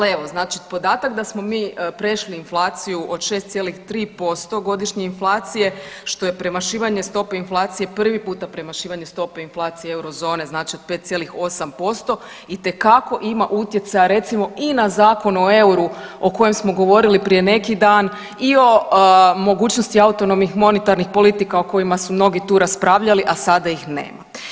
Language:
Croatian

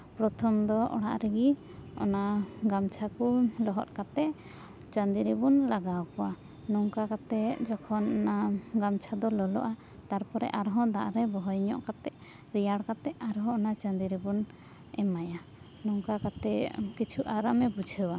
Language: Santali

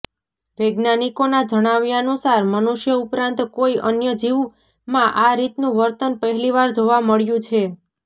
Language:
Gujarati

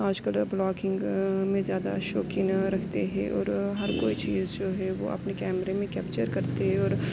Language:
Urdu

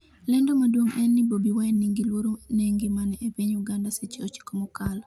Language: Luo (Kenya and Tanzania)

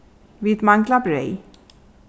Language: Faroese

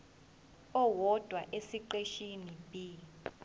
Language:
Zulu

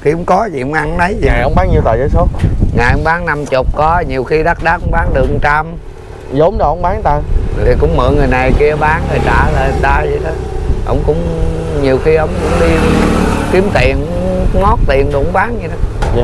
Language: Vietnamese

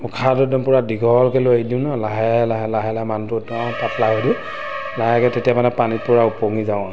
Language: Assamese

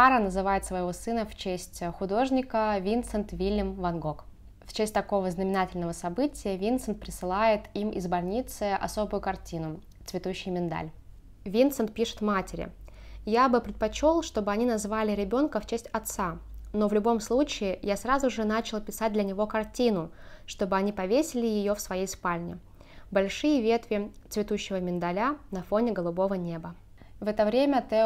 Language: Russian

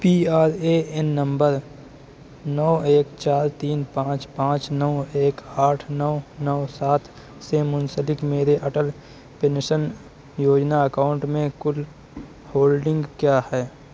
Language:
Urdu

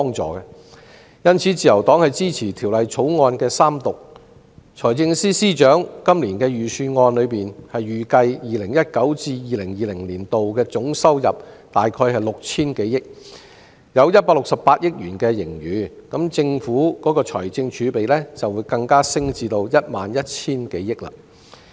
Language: Cantonese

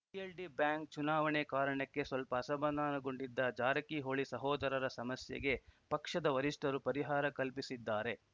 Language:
Kannada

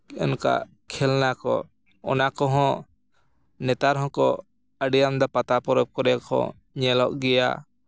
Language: Santali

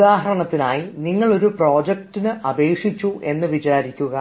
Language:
Malayalam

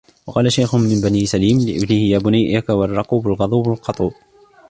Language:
Arabic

